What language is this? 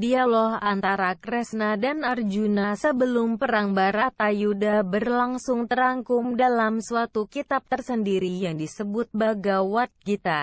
Indonesian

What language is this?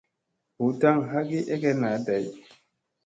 Musey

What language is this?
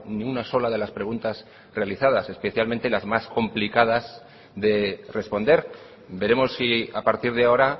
Spanish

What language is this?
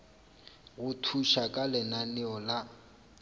Northern Sotho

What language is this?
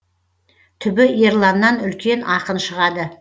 Kazakh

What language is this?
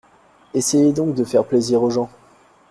French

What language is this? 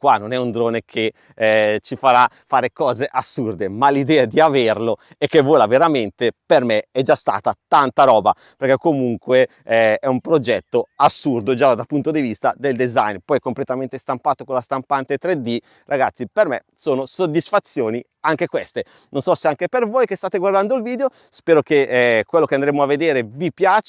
Italian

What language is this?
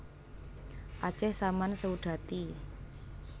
Javanese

